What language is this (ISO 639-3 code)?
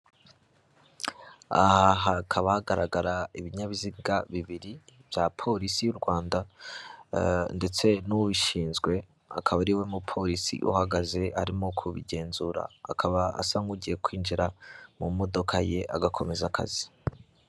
kin